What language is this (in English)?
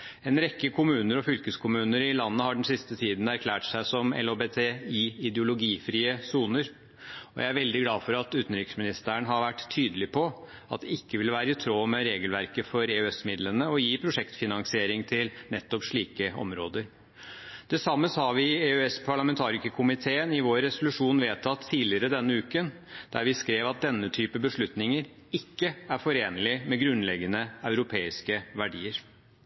Norwegian Bokmål